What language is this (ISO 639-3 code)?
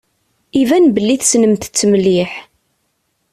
kab